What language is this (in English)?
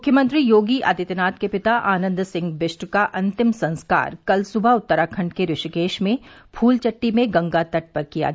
Hindi